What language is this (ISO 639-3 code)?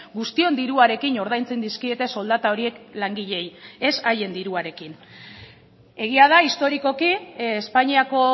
eus